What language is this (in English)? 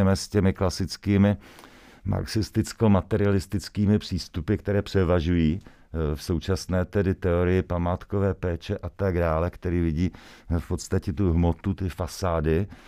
Czech